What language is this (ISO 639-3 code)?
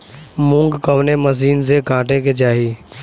bho